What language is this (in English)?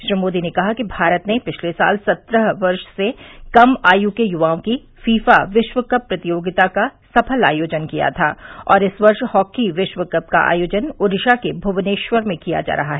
Hindi